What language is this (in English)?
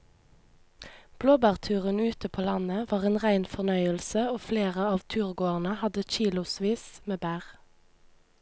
Norwegian